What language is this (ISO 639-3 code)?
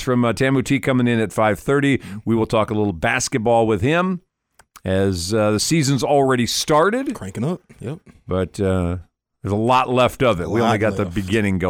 eng